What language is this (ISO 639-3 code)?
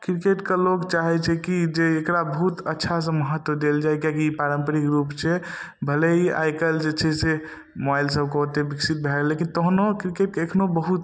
mai